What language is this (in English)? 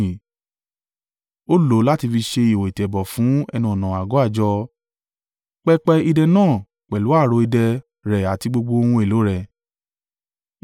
Yoruba